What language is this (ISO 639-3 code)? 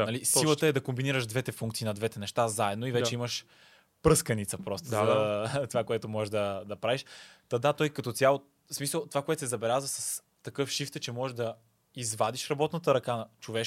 bul